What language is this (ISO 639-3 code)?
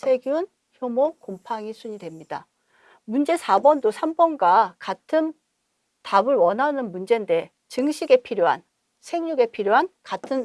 kor